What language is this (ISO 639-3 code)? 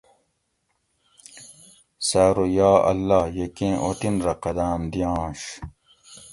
gwc